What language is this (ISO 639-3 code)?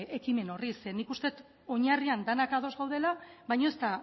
eus